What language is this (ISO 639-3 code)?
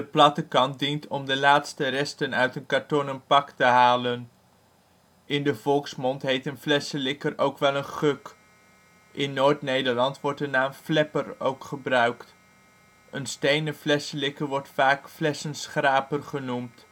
nld